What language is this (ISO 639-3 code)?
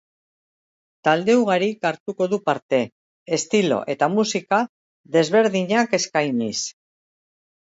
eus